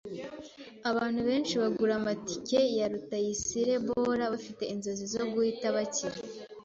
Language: Kinyarwanda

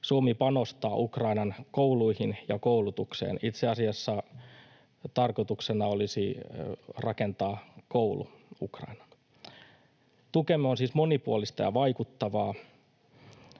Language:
Finnish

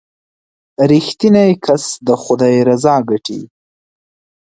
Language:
Pashto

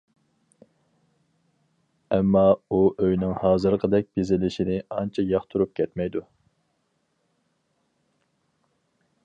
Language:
Uyghur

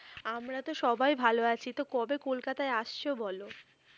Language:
Bangla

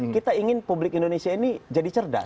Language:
Indonesian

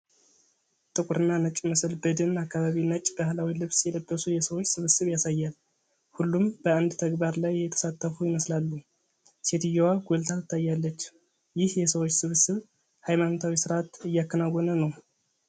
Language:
Amharic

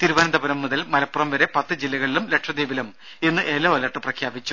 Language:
Malayalam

